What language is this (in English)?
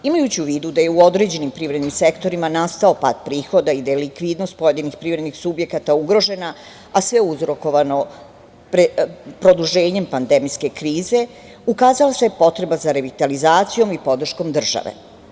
Serbian